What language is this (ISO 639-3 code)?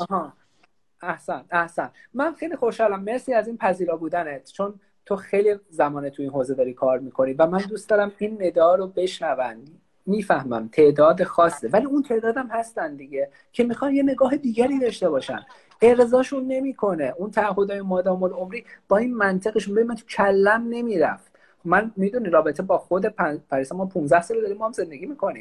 fas